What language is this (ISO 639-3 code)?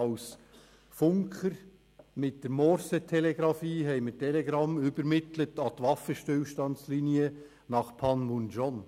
gsw